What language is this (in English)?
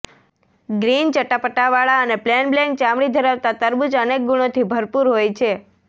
Gujarati